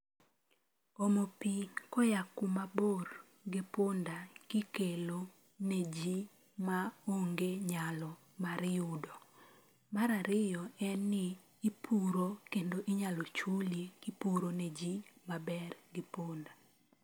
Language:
Luo (Kenya and Tanzania)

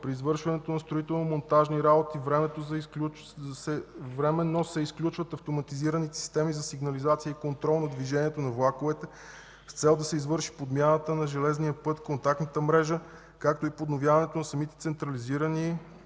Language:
Bulgarian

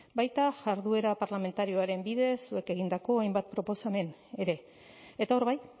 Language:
Basque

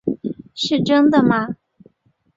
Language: Chinese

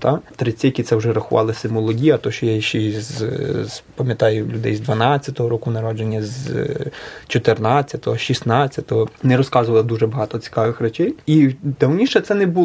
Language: Ukrainian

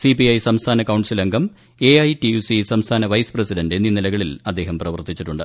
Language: Malayalam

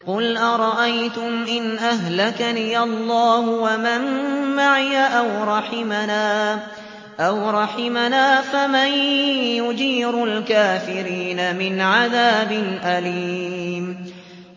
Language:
Arabic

